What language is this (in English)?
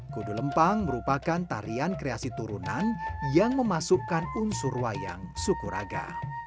Indonesian